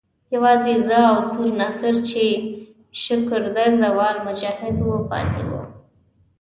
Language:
Pashto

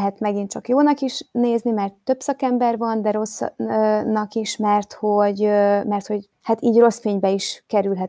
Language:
Hungarian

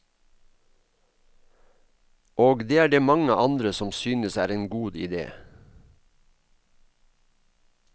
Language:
Norwegian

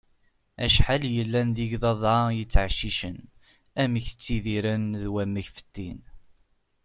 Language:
Kabyle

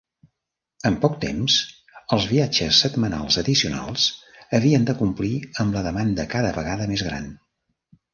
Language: Catalan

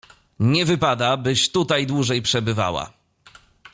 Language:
Polish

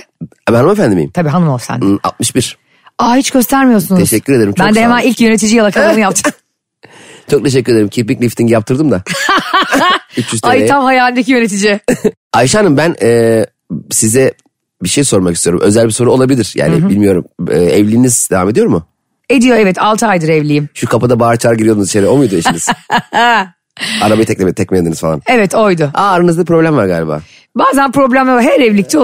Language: Turkish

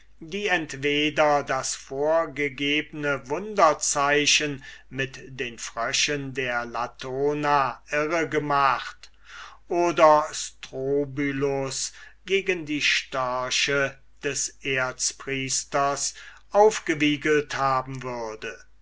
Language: German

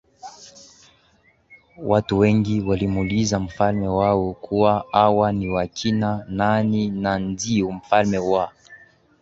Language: Swahili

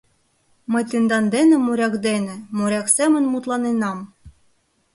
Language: Mari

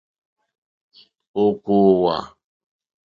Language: Mokpwe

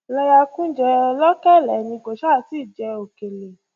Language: Yoruba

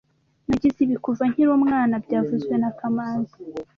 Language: Kinyarwanda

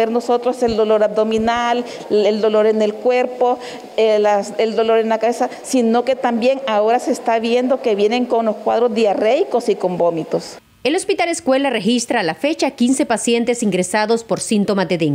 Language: Spanish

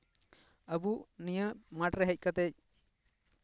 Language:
Santali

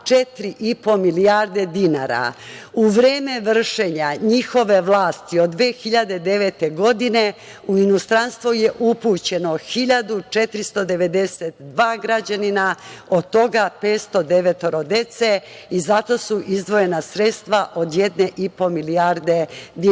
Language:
Serbian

